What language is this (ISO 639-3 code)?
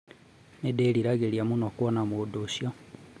kik